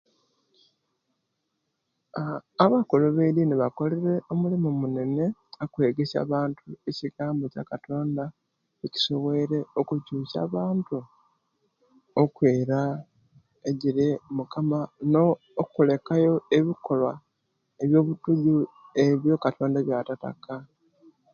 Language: Kenyi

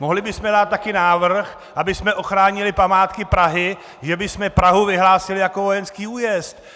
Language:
Czech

